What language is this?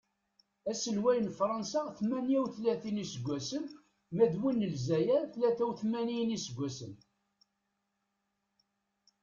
Kabyle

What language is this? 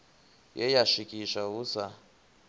Venda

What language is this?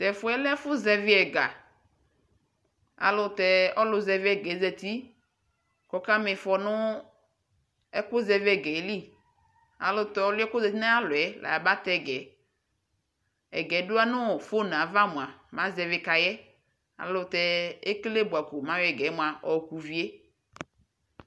Ikposo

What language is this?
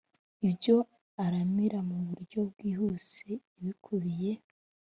Kinyarwanda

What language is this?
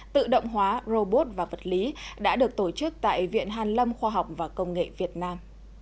Vietnamese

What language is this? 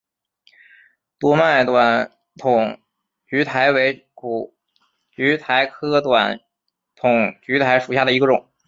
Chinese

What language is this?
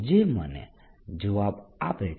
Gujarati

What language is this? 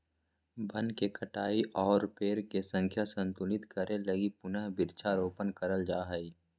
Magahi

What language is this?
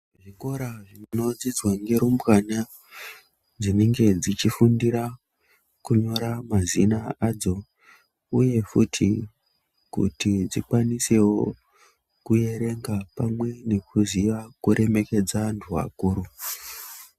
Ndau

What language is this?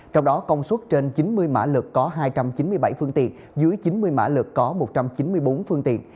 Vietnamese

